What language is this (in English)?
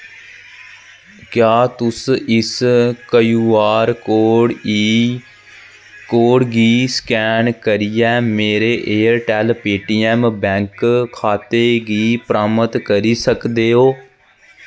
Dogri